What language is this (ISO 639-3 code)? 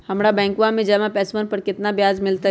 mag